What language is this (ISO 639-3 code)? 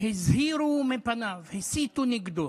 heb